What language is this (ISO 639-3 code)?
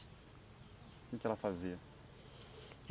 por